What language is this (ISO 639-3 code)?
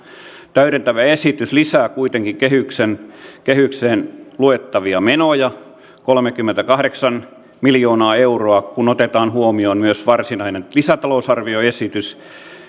fin